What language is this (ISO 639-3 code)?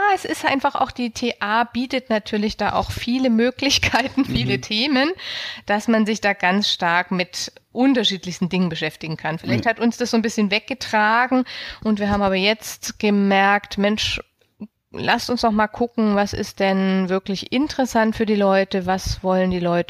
deu